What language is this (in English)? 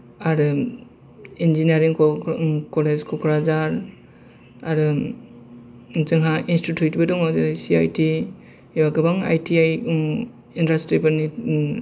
Bodo